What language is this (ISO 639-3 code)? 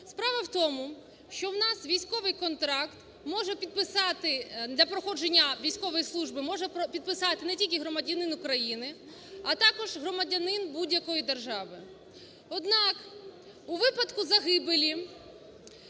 ukr